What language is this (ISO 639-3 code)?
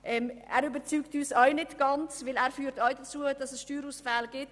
gsw